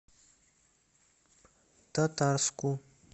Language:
Russian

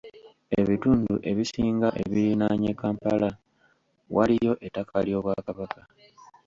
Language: Ganda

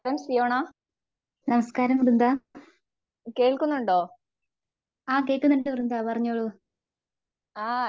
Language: Malayalam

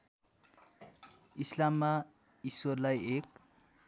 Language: Nepali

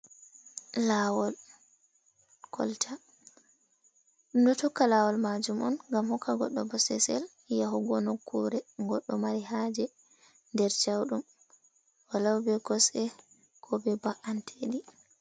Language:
Fula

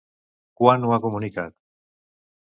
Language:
Catalan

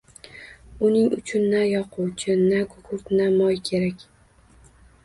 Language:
Uzbek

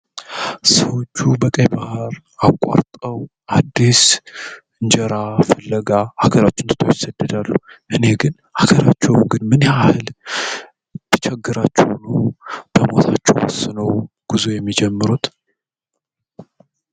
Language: Amharic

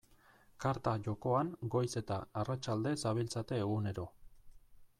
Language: Basque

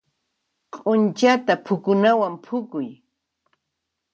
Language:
Puno Quechua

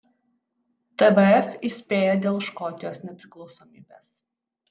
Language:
Lithuanian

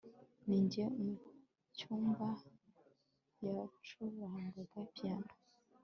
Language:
Kinyarwanda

